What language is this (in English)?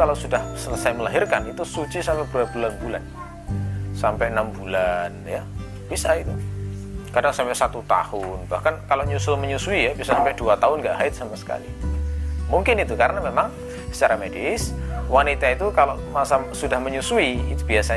Indonesian